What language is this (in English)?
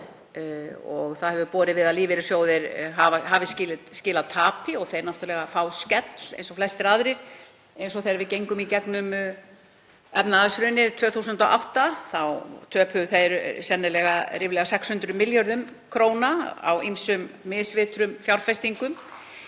Icelandic